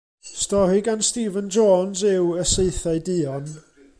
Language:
Welsh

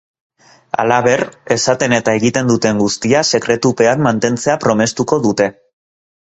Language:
Basque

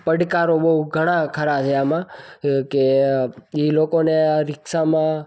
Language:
Gujarati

